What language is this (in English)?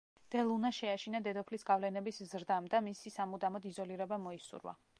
Georgian